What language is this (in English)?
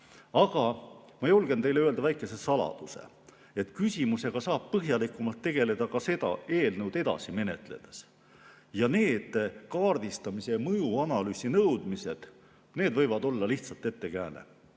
Estonian